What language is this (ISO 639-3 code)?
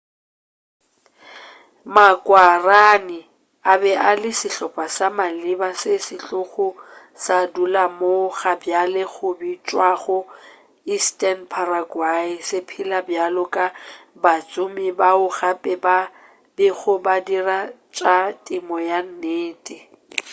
nso